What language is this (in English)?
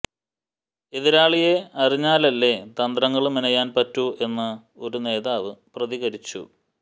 Malayalam